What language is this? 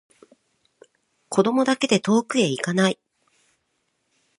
Japanese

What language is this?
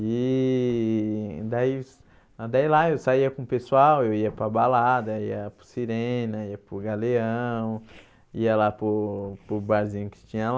Portuguese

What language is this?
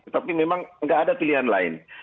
Indonesian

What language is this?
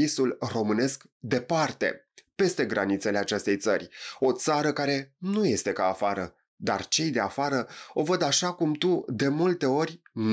Romanian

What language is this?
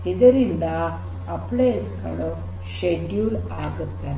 Kannada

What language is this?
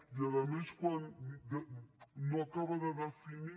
Catalan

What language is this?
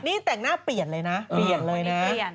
Thai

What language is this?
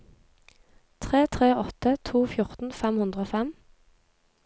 Norwegian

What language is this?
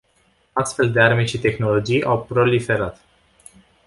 Romanian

